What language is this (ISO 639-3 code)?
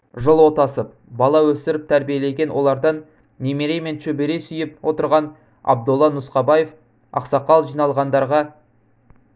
kaz